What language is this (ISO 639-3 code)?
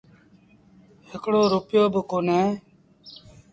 sbn